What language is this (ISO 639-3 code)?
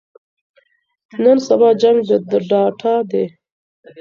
pus